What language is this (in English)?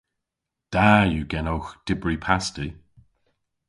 Cornish